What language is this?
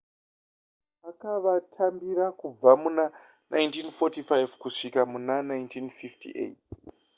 Shona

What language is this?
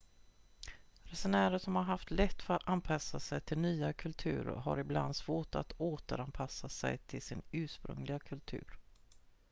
Swedish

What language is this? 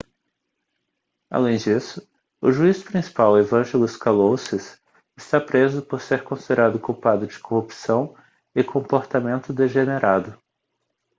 Portuguese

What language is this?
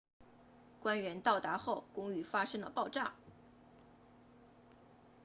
Chinese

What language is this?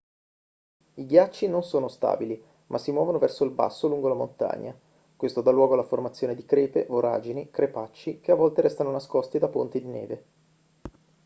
Italian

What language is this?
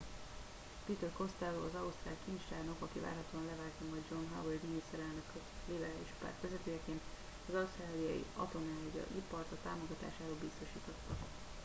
Hungarian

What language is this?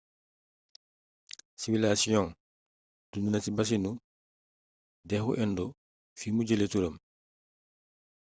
Wolof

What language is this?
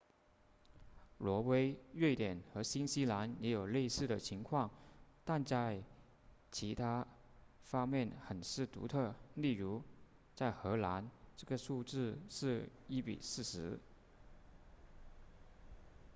Chinese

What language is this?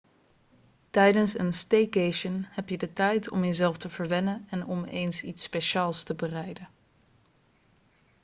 Dutch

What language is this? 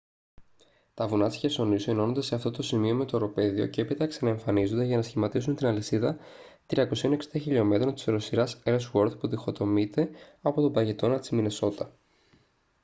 Greek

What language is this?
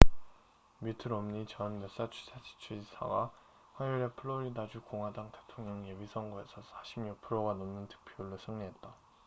Korean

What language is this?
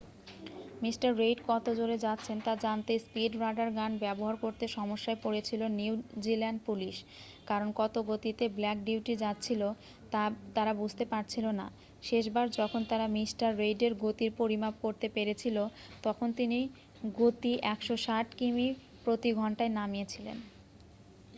Bangla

